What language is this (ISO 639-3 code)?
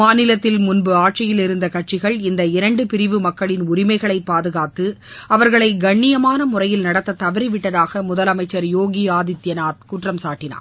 tam